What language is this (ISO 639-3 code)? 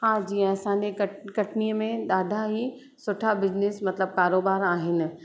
snd